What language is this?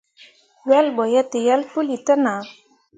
Mundang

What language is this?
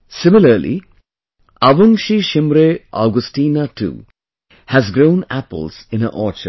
English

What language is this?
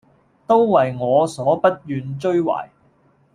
Cantonese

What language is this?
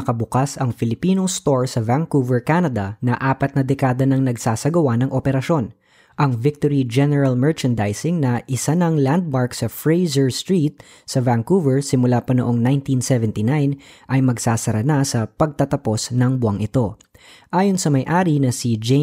Filipino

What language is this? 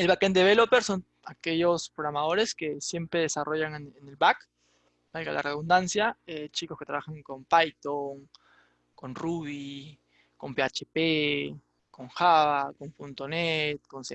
Spanish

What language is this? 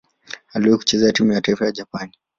Swahili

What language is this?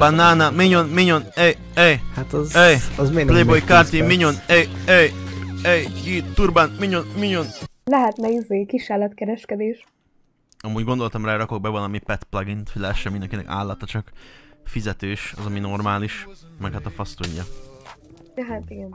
Hungarian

